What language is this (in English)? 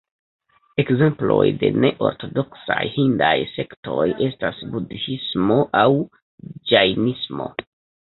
Esperanto